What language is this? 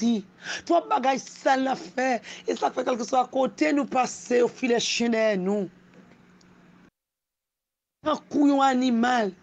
French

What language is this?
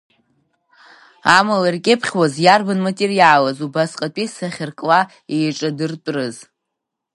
Abkhazian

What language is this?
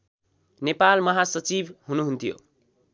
Nepali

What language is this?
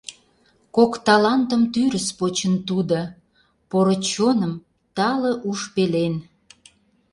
Mari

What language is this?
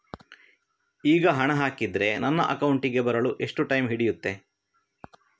Kannada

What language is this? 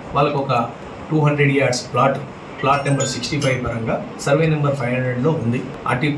Telugu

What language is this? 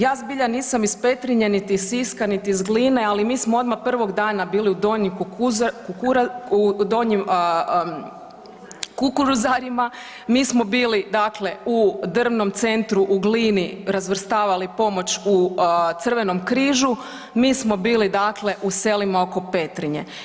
Croatian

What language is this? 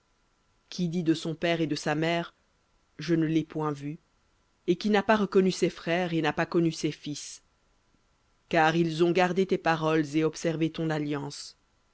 French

